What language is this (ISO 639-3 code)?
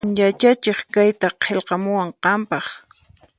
qxp